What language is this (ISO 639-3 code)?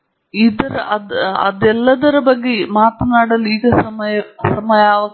kan